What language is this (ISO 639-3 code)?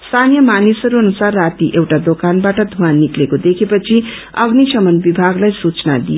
nep